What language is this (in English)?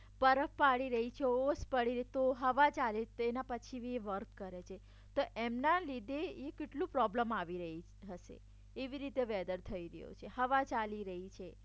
Gujarati